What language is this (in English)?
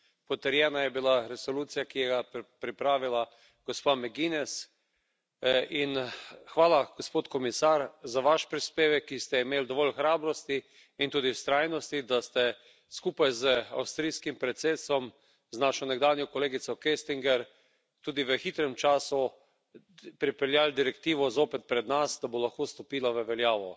Slovenian